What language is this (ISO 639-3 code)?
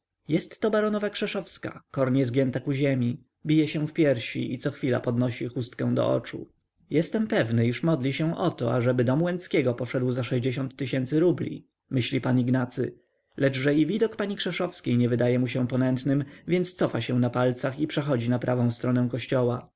pol